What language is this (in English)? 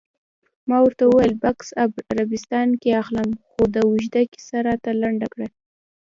Pashto